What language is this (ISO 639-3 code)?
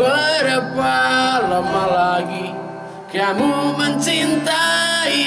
ind